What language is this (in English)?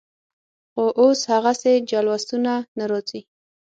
Pashto